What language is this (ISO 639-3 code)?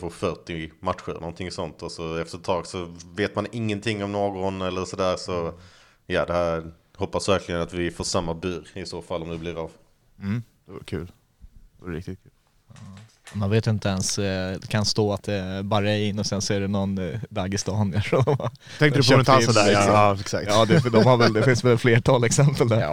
swe